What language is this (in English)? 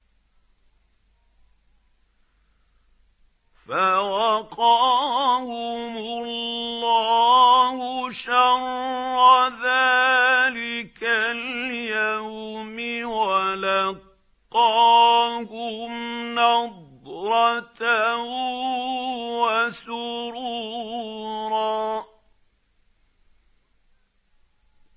Arabic